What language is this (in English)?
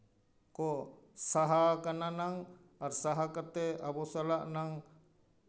Santali